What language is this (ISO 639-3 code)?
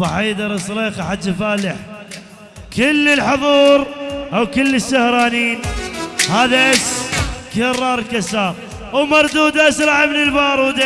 ara